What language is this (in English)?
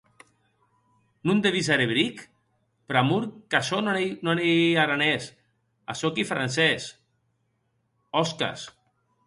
Occitan